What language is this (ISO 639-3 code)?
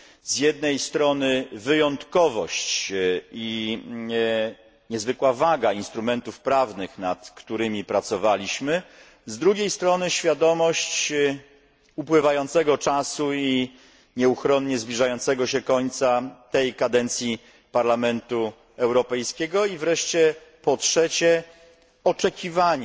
pol